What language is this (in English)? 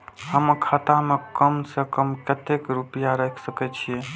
Maithili